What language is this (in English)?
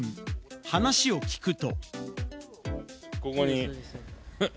Japanese